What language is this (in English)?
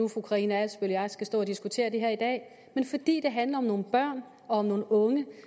Danish